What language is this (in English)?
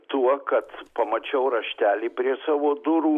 Lithuanian